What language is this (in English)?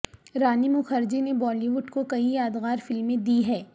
Urdu